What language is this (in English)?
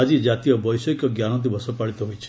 Odia